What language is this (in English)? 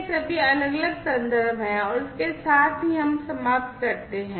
Hindi